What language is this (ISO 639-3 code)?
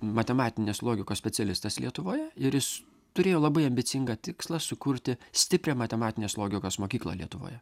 lit